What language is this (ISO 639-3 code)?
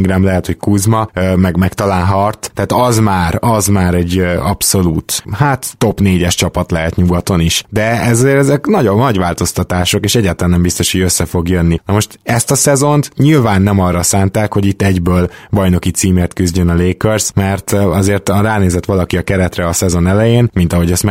hun